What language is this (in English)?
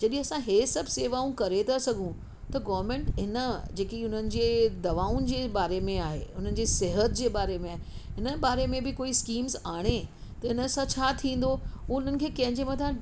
Sindhi